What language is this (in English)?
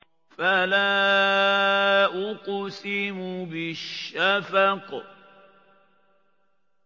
Arabic